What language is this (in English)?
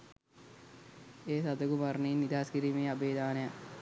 Sinhala